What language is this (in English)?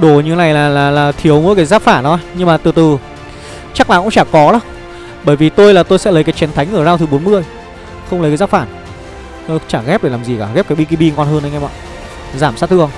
Vietnamese